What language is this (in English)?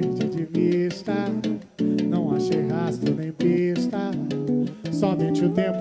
Portuguese